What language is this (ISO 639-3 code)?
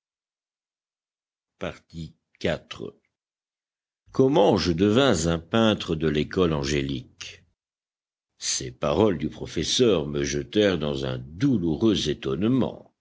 fra